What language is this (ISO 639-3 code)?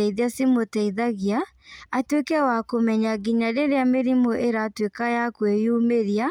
kik